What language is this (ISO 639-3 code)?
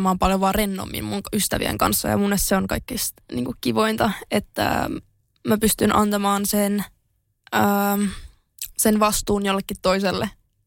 fin